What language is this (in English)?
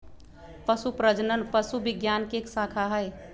Magahi